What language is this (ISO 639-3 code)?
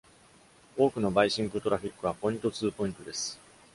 jpn